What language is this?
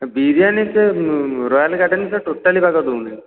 Odia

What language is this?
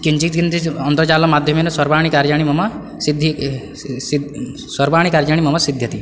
Sanskrit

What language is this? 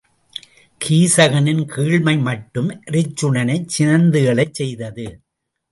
Tamil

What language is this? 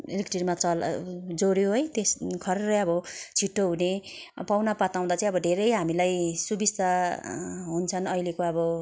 Nepali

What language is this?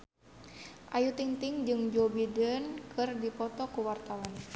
Sundanese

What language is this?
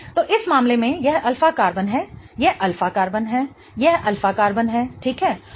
Hindi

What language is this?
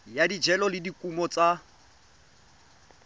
Tswana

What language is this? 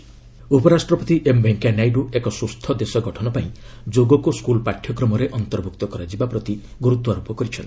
Odia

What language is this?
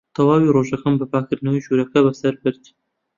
Central Kurdish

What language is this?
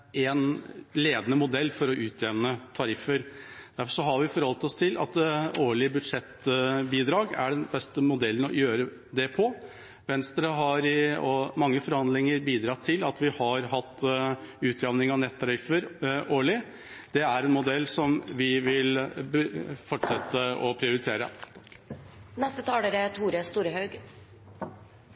Norwegian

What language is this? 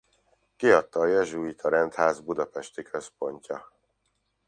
Hungarian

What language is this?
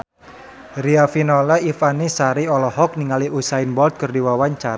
Sundanese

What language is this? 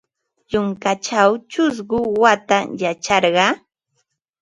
Ambo-Pasco Quechua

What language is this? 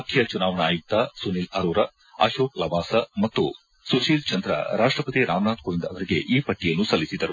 Kannada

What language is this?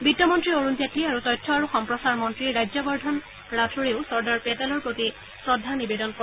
Assamese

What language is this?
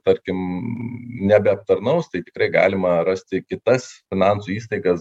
Lithuanian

